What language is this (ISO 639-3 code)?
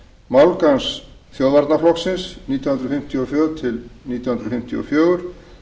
isl